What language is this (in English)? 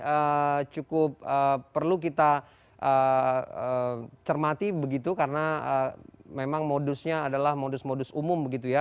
Indonesian